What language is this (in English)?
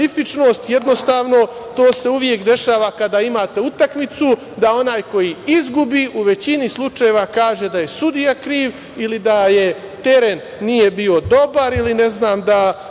Serbian